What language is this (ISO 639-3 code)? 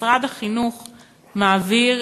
heb